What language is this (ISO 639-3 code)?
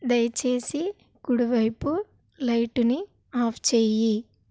tel